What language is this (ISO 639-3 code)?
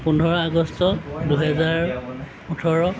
asm